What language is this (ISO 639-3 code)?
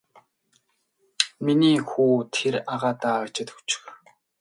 mon